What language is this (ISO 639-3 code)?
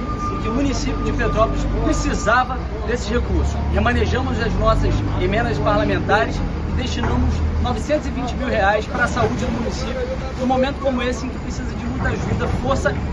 por